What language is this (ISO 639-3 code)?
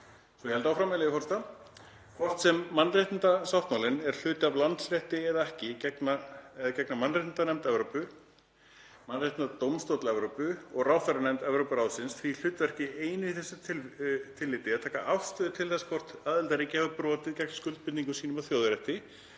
isl